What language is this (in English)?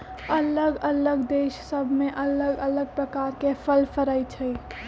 Magahi